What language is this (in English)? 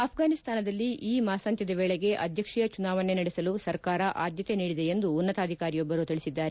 Kannada